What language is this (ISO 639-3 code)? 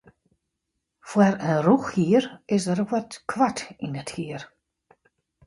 fry